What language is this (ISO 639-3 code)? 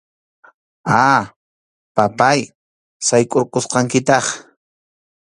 qxu